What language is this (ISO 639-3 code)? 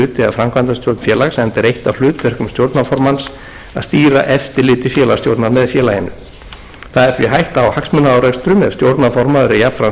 isl